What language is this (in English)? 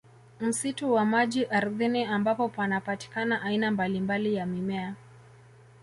Swahili